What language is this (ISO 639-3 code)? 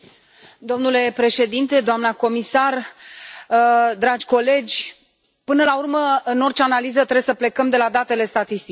ron